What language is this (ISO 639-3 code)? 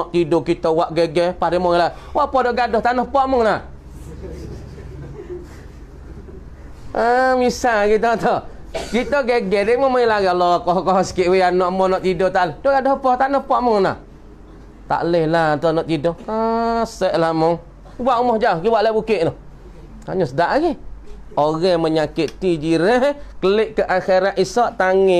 msa